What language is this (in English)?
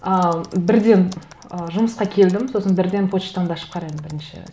Kazakh